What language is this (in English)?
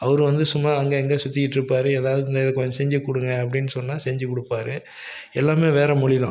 Tamil